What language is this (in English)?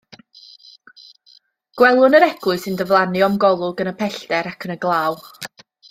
Welsh